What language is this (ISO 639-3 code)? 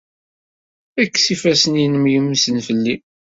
kab